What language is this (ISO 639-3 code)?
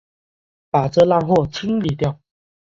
zho